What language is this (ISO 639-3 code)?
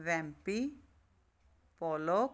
pan